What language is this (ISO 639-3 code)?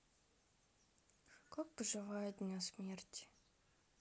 rus